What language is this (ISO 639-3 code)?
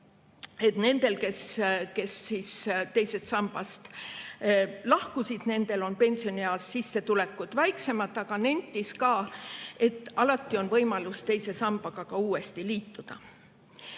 est